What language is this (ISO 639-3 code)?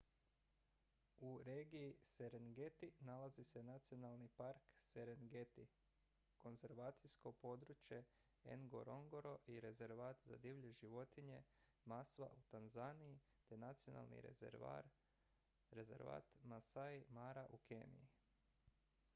hrv